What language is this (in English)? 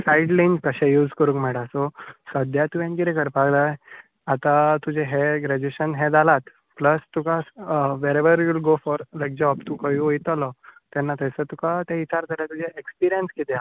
Konkani